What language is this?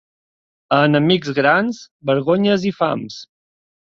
Catalan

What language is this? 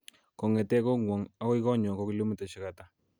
Kalenjin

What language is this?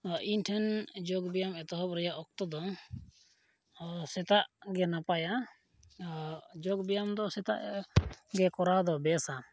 Santali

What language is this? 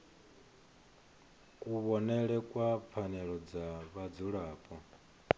Venda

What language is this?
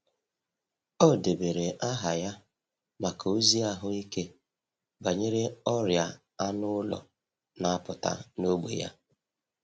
Igbo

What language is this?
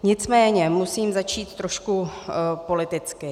Czech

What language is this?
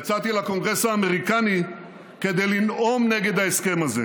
Hebrew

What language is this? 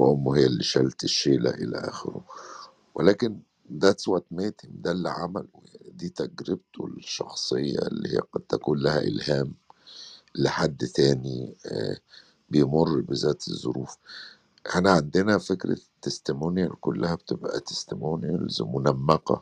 Arabic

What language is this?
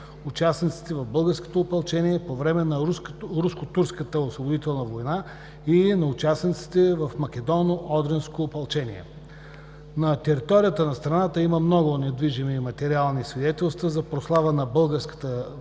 Bulgarian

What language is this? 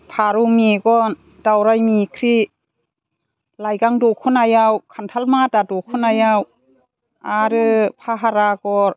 Bodo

